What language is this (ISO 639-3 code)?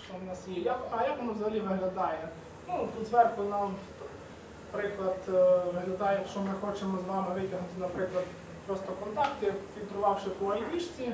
ukr